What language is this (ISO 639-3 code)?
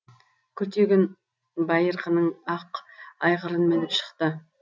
kaz